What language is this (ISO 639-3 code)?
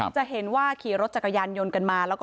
tha